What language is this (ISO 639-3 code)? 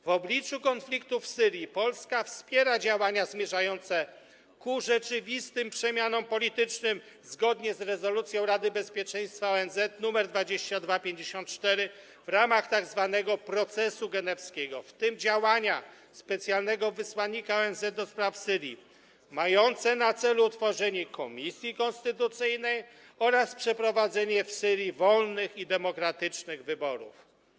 pol